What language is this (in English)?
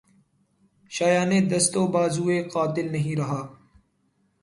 Urdu